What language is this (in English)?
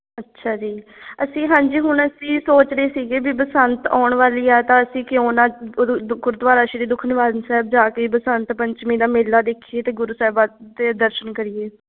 Punjabi